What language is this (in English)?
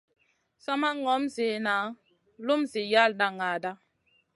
Masana